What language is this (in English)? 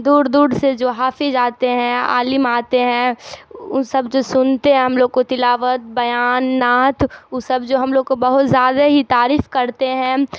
Urdu